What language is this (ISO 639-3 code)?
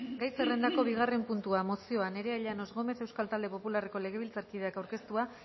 eus